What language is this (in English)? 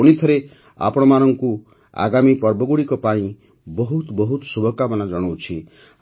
Odia